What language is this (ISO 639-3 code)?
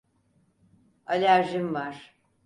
tur